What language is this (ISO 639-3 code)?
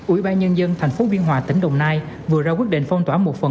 vie